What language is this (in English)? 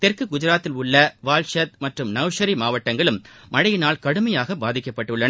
Tamil